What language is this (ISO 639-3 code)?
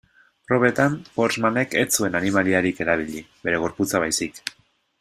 eus